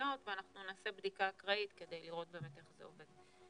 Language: Hebrew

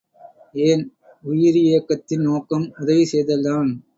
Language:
Tamil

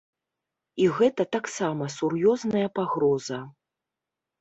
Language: Belarusian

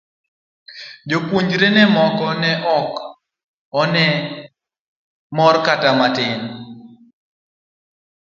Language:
Luo (Kenya and Tanzania)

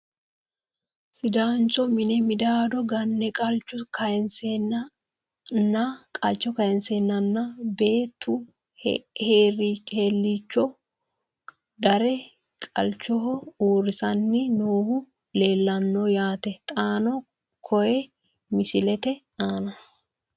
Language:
Sidamo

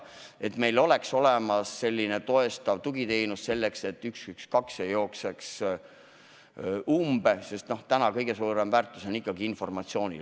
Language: Estonian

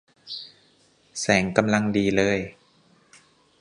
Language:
Thai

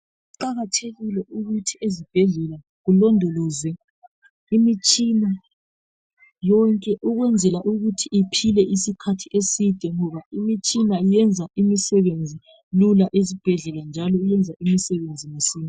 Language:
North Ndebele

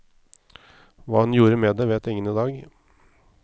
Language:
Norwegian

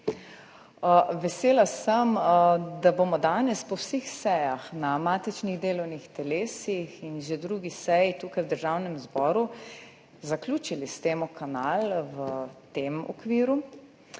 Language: Slovenian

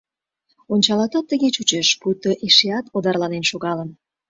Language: Mari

